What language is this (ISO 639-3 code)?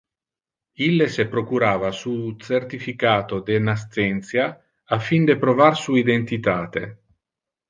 ina